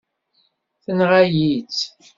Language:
Kabyle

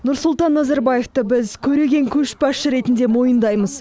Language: Kazakh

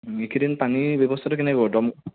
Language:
Assamese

